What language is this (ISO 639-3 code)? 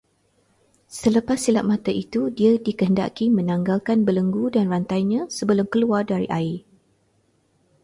msa